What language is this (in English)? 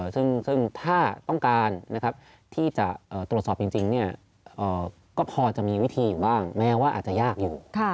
Thai